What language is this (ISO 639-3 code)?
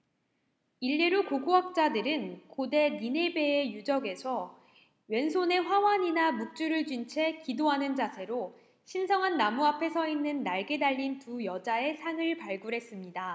kor